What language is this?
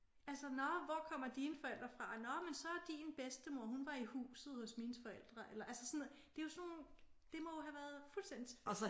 Danish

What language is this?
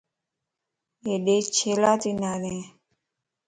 Lasi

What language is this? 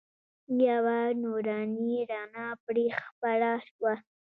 Pashto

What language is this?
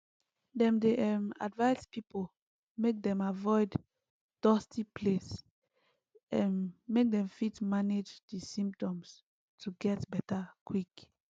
Nigerian Pidgin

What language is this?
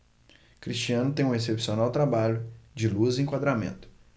Portuguese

